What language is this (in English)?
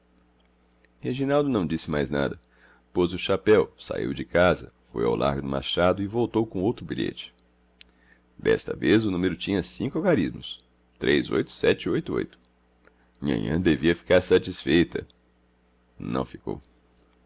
Portuguese